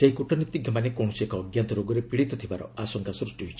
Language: Odia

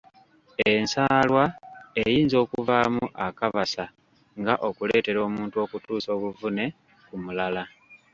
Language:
Ganda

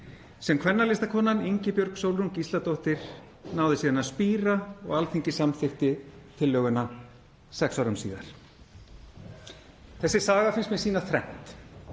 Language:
Icelandic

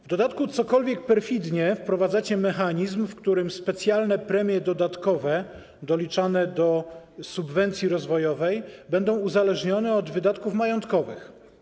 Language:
Polish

